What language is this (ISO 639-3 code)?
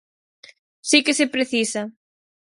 glg